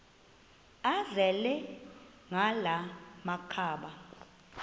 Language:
Xhosa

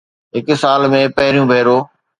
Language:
Sindhi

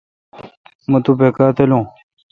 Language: Kalkoti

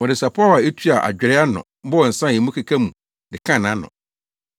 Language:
Akan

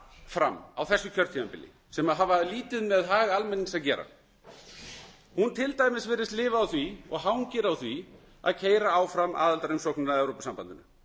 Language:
Icelandic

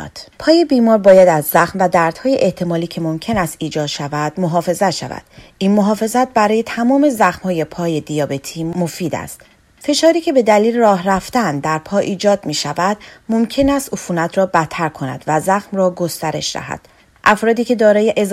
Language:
Persian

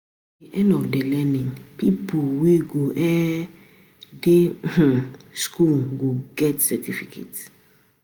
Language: Nigerian Pidgin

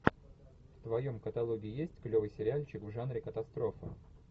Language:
Russian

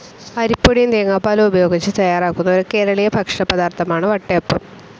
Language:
Malayalam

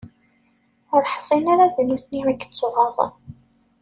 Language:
Kabyle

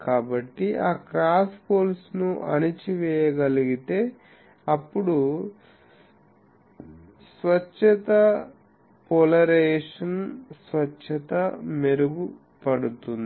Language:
Telugu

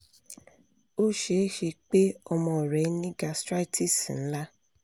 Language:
Yoruba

